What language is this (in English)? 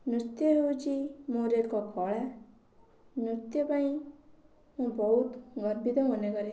Odia